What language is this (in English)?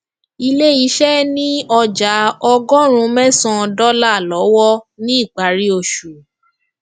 Yoruba